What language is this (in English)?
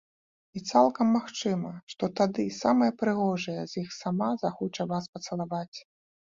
Belarusian